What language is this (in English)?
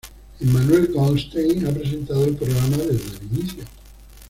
Spanish